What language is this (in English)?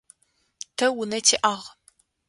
Adyghe